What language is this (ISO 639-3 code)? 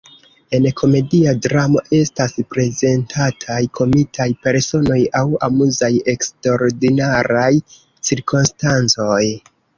epo